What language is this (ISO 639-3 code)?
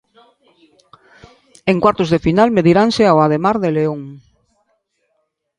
glg